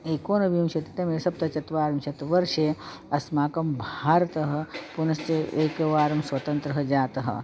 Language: Sanskrit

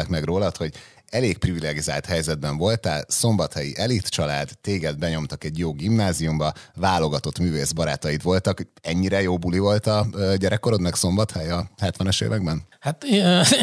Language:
Hungarian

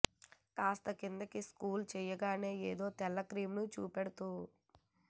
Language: Telugu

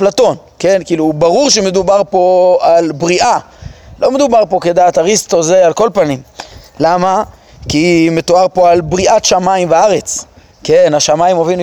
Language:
Hebrew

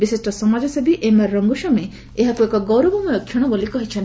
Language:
Odia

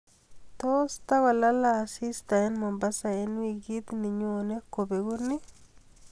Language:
Kalenjin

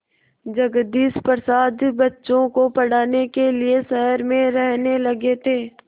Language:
Hindi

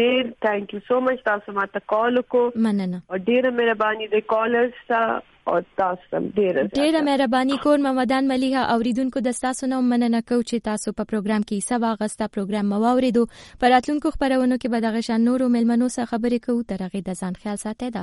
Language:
Urdu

